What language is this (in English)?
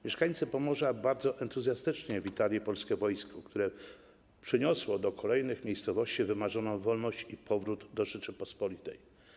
Polish